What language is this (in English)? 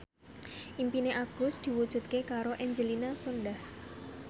Javanese